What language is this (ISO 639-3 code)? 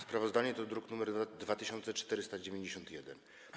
pol